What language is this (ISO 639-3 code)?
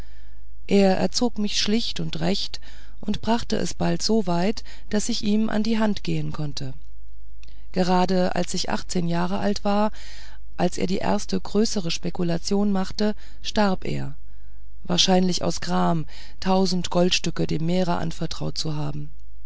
deu